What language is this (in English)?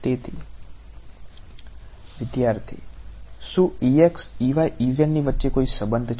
Gujarati